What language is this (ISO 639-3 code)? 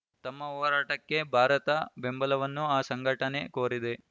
kan